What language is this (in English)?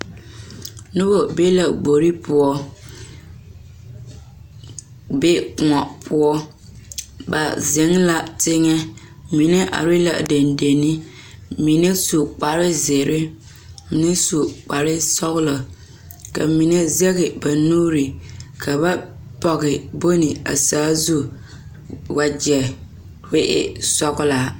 Southern Dagaare